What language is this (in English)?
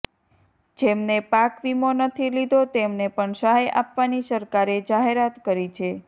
Gujarati